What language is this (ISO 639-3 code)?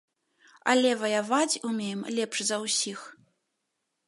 bel